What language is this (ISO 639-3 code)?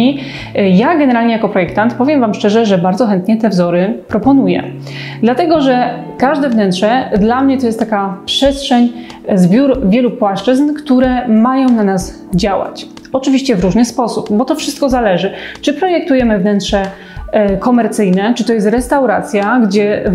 pol